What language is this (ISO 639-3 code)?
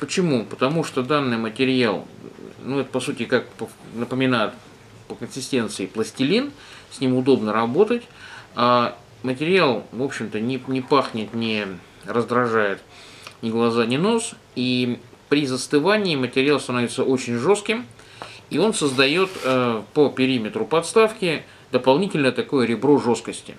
rus